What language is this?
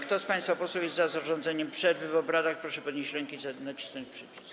Polish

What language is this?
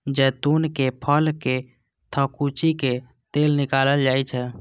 Maithili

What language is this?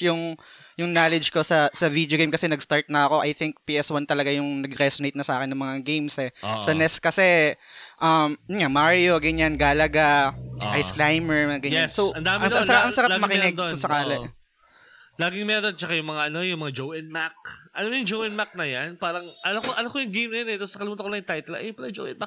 Filipino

